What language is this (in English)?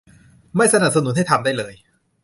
Thai